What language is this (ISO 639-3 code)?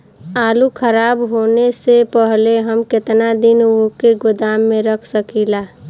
bho